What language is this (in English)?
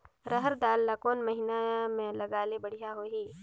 Chhattisgarhi